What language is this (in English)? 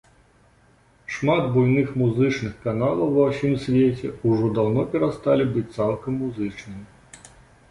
Belarusian